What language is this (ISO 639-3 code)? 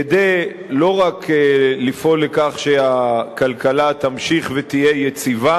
heb